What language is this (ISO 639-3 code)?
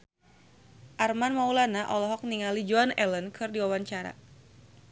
sun